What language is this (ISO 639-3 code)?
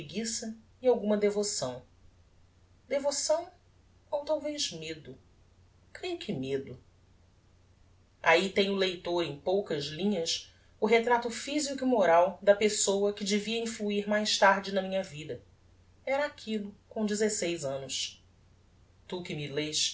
por